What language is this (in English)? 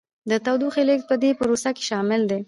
Pashto